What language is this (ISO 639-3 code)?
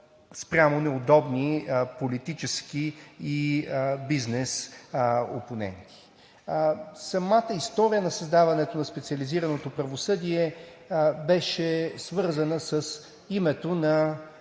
bul